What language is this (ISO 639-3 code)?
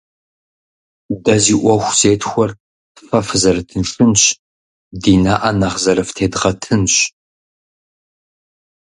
kbd